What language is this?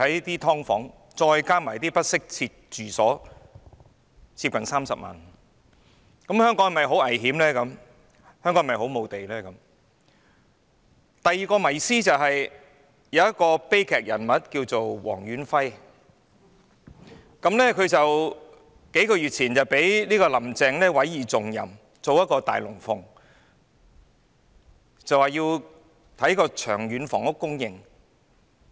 Cantonese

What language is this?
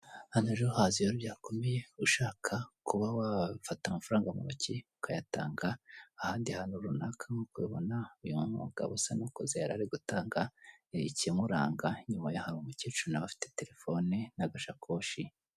Kinyarwanda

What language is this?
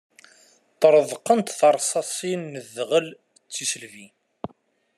Kabyle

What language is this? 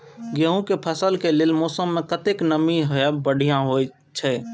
Maithili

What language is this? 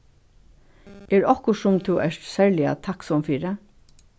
Faroese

